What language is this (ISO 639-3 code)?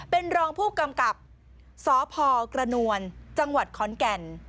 tha